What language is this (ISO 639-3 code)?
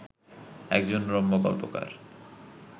ben